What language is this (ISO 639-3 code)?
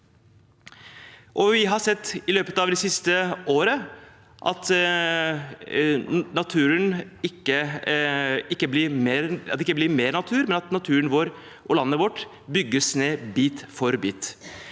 nor